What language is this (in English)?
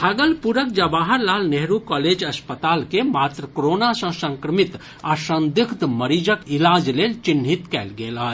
Maithili